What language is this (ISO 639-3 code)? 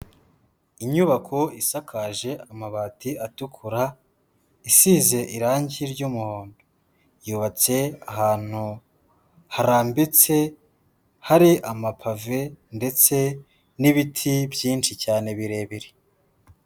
kin